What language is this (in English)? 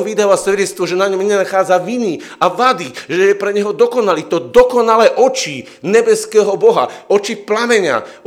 Slovak